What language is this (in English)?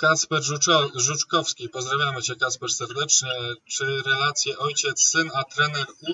Polish